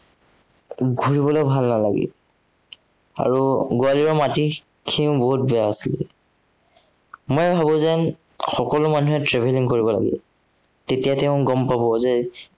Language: Assamese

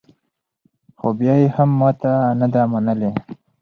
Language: Pashto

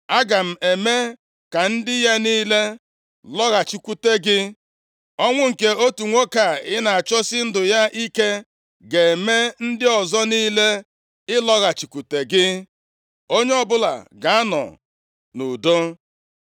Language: Igbo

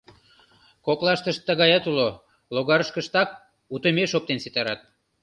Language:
Mari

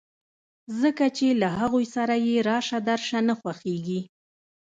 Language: Pashto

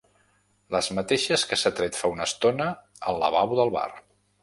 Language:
Catalan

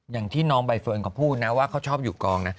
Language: Thai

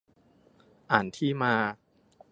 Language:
Thai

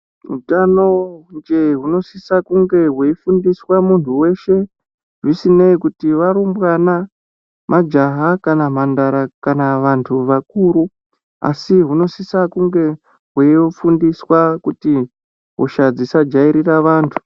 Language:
Ndau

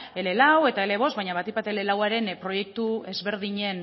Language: Basque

